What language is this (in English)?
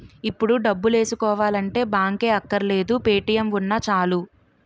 Telugu